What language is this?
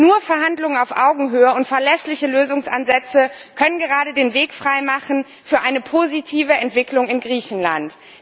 German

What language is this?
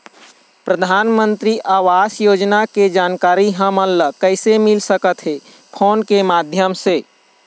Chhattisgarhi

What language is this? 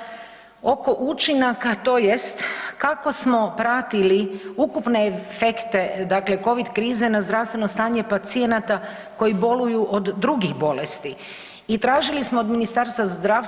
Croatian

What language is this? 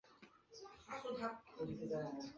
Chinese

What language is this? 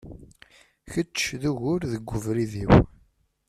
Kabyle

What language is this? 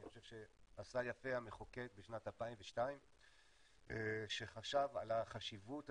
Hebrew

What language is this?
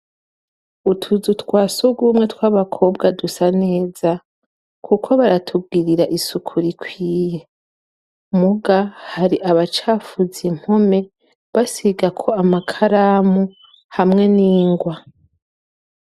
Rundi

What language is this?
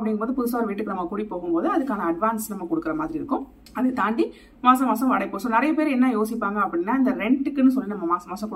Tamil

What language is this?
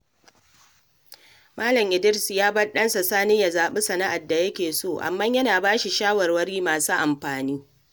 Hausa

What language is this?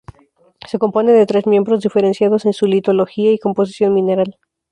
Spanish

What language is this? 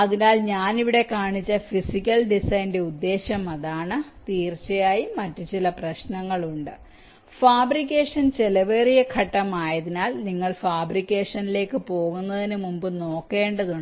Malayalam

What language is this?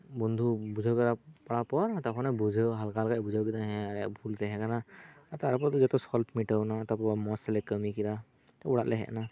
Santali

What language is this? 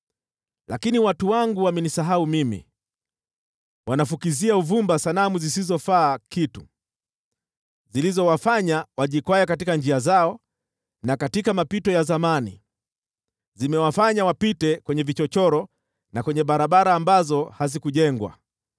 Swahili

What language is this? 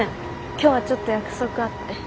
Japanese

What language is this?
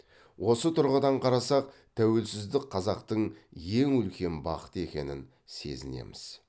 Kazakh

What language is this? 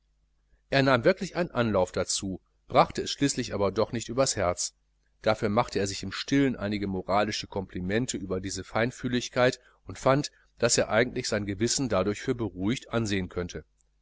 German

